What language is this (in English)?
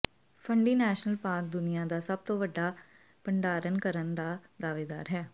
Punjabi